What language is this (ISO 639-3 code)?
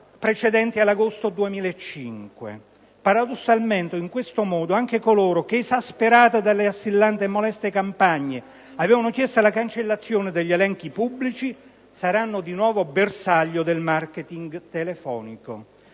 ita